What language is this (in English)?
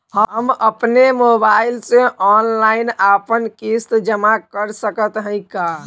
Bhojpuri